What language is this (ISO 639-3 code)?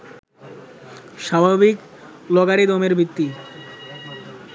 ben